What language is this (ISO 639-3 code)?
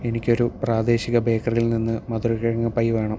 mal